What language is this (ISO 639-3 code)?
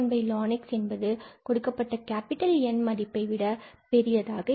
tam